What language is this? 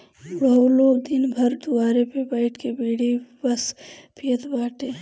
Bhojpuri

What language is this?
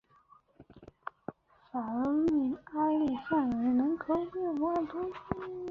Chinese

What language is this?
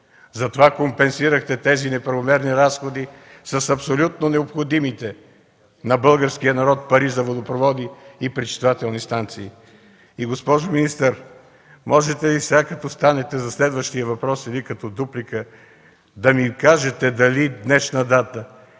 Bulgarian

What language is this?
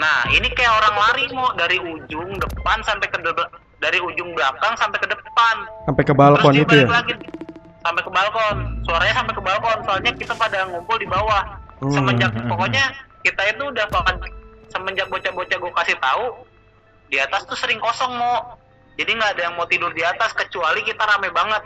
Indonesian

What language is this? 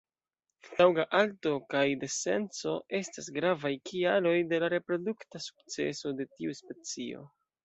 Esperanto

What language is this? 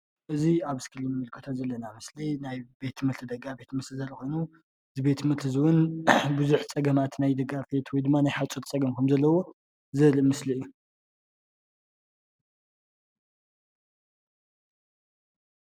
Tigrinya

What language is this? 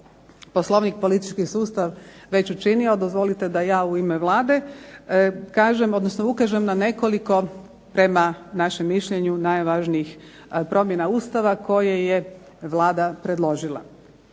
Croatian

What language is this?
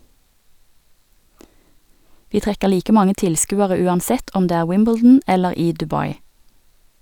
Norwegian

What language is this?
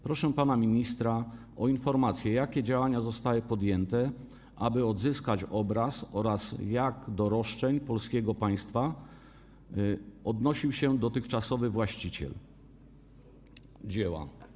Polish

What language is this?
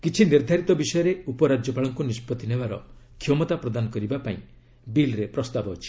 Odia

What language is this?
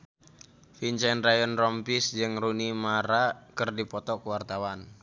Sundanese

